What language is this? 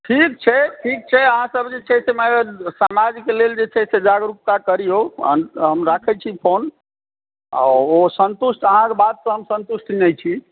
Maithili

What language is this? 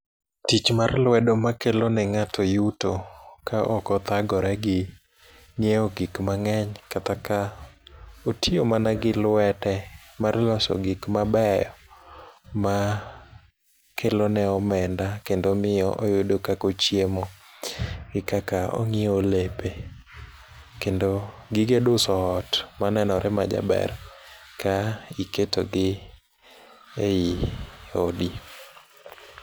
Luo (Kenya and Tanzania)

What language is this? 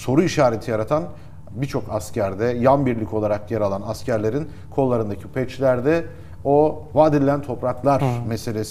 Turkish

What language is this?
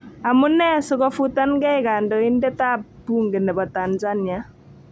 Kalenjin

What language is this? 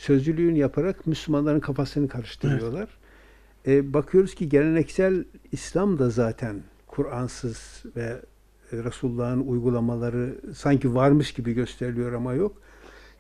Turkish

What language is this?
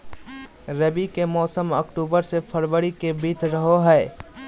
Magahi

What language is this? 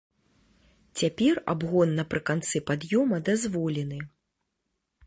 Belarusian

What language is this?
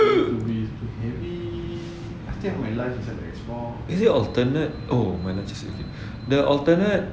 English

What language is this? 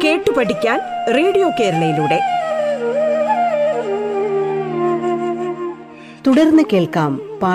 Malayalam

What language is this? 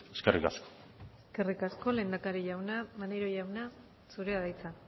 Basque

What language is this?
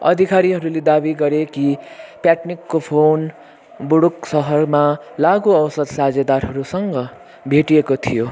Nepali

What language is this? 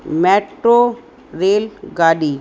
Sindhi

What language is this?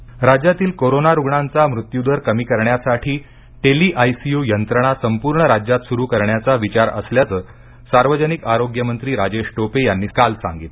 Marathi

